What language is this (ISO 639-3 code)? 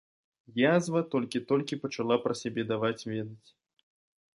bel